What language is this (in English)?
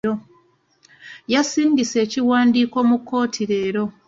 Ganda